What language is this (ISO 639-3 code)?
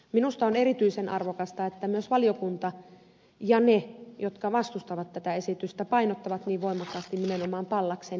fin